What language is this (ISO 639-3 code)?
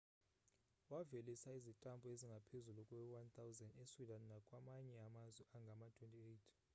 xho